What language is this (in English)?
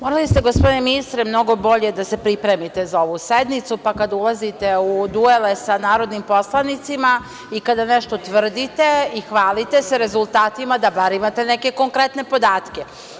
Serbian